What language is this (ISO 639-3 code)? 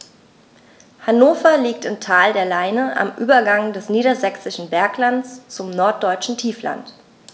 deu